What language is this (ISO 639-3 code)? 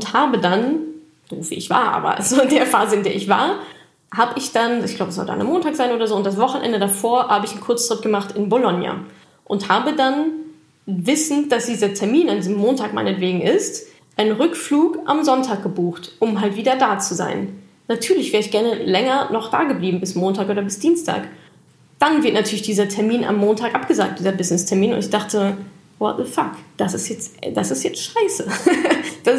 deu